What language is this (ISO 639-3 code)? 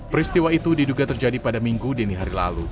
ind